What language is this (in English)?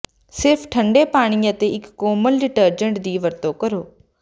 Punjabi